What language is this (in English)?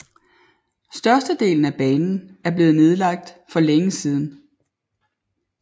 Danish